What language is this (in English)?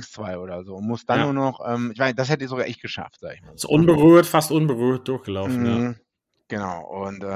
German